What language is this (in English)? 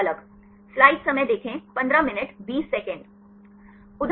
Hindi